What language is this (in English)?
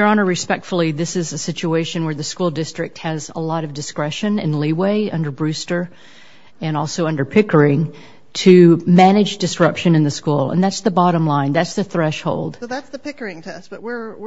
English